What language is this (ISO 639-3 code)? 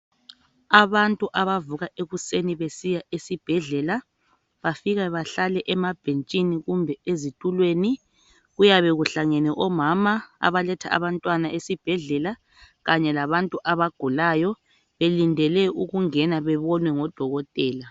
nde